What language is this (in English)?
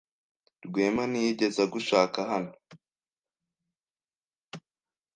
Kinyarwanda